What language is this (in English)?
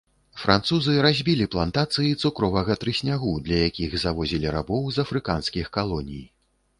Belarusian